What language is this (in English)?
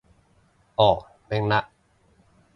Cantonese